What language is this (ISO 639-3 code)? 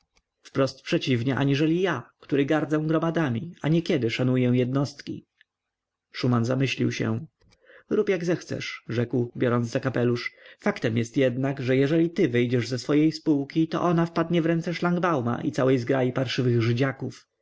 pol